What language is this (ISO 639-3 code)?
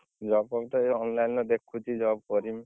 ori